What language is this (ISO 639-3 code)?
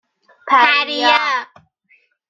fas